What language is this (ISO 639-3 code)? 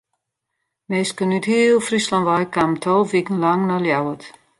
fry